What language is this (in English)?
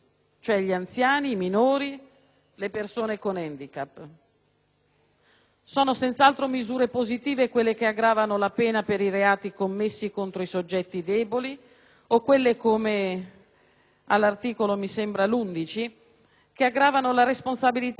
Italian